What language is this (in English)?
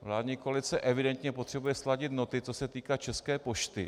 Czech